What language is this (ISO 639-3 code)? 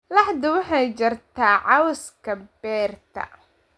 som